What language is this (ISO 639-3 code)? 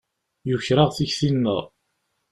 kab